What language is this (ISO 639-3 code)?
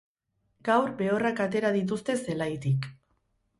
eus